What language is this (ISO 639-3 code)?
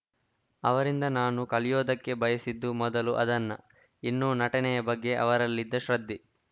kan